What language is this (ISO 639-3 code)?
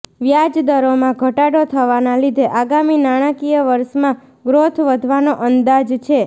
guj